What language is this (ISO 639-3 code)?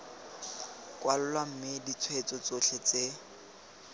tsn